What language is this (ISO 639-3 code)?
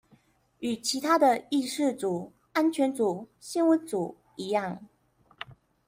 zho